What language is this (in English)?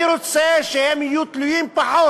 Hebrew